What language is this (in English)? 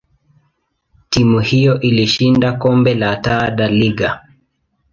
Swahili